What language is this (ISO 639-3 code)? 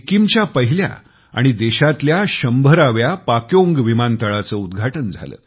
mar